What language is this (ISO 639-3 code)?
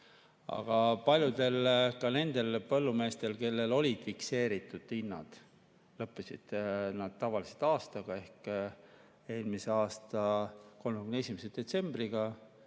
est